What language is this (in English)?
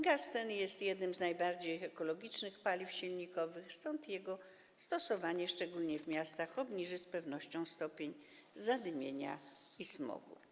Polish